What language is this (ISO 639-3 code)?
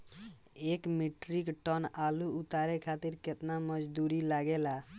bho